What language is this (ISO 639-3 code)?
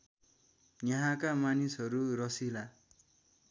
nep